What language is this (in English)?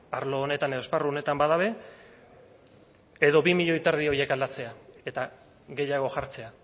Basque